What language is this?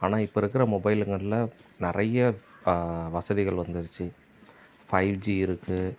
Tamil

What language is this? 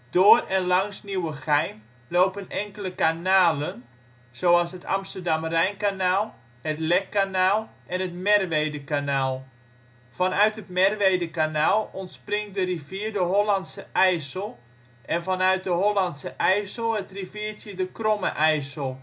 Dutch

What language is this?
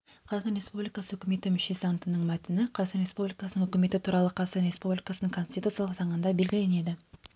Kazakh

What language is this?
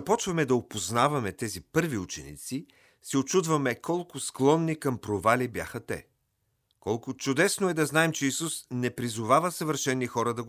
Bulgarian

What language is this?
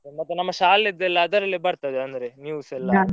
Kannada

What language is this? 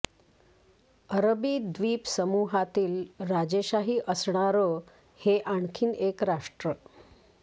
Marathi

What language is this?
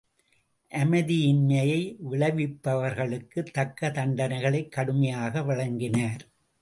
Tamil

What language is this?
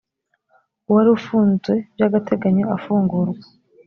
Kinyarwanda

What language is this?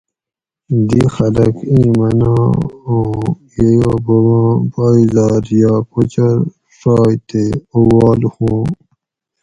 Gawri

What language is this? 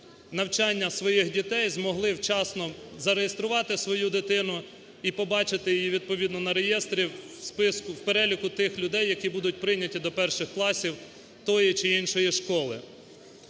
Ukrainian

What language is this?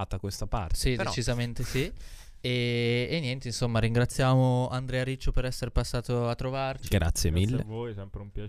Italian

